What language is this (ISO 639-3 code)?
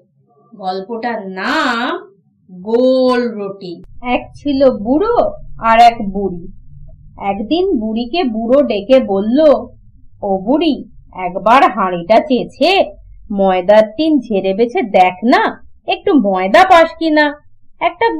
ben